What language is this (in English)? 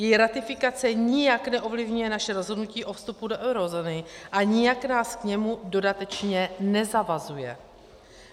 Czech